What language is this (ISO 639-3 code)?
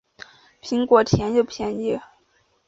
zho